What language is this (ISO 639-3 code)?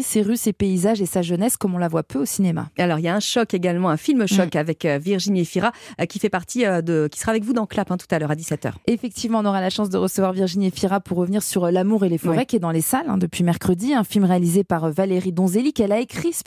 fra